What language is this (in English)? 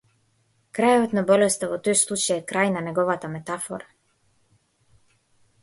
Macedonian